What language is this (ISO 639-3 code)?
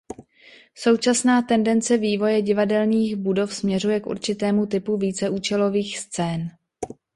ces